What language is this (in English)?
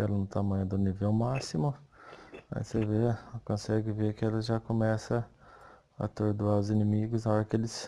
Portuguese